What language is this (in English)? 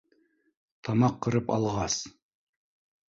Bashkir